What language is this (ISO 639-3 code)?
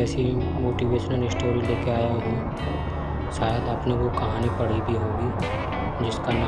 hin